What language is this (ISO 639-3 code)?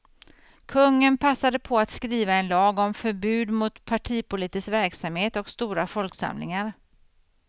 swe